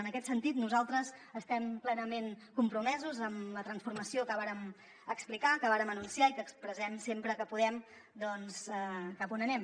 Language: Catalan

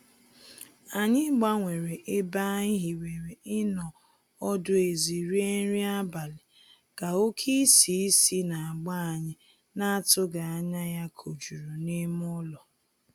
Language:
Igbo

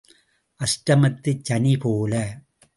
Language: Tamil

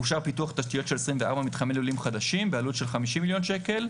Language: Hebrew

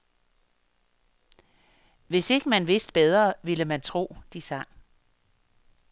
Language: Danish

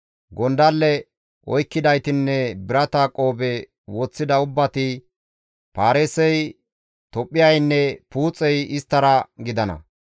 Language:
Gamo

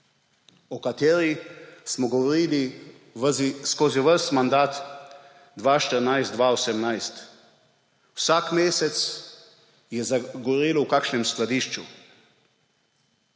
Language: Slovenian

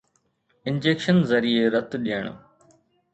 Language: Sindhi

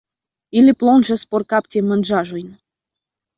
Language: Esperanto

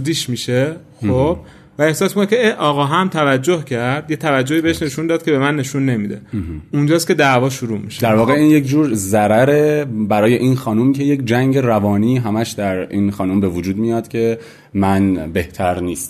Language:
Persian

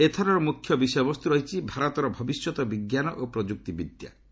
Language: Odia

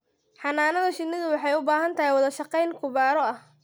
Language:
Somali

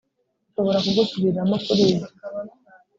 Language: Kinyarwanda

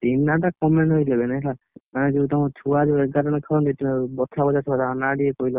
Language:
Odia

